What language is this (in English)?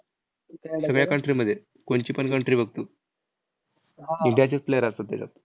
Marathi